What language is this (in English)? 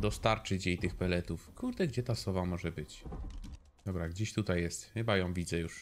Polish